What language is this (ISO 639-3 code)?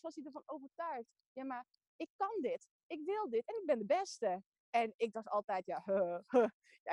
nld